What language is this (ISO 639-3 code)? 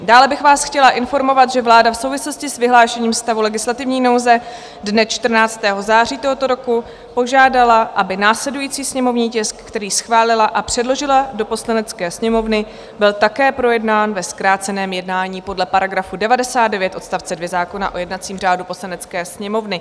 ces